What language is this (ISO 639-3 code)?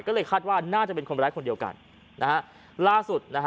tha